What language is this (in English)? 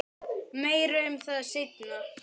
Icelandic